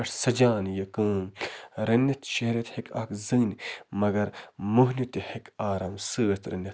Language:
Kashmiri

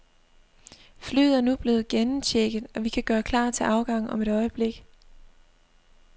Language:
Danish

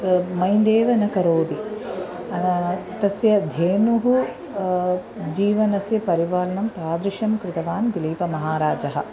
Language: Sanskrit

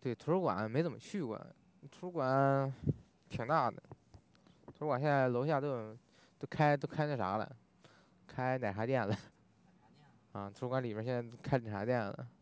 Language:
Chinese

